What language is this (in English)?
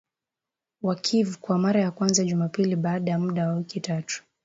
Swahili